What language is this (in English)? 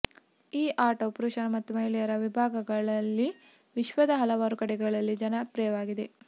Kannada